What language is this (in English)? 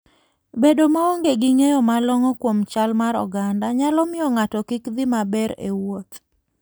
Luo (Kenya and Tanzania)